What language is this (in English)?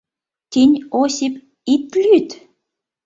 Mari